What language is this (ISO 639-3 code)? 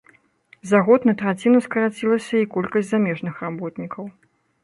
bel